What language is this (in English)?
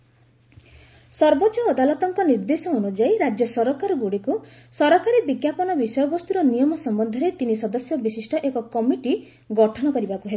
Odia